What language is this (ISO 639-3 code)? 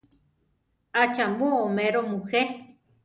tar